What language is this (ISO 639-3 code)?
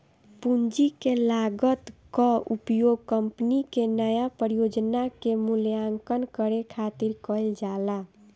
bho